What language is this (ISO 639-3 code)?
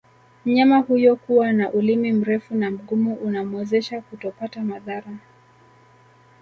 swa